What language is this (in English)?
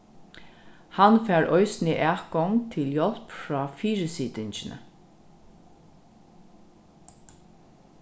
Faroese